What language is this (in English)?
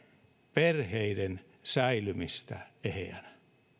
Finnish